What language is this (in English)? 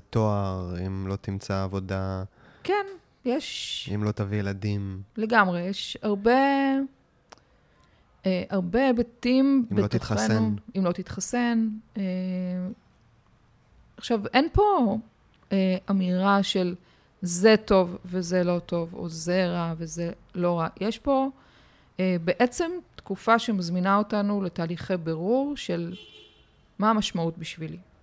Hebrew